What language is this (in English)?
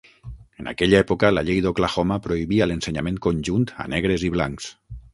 Catalan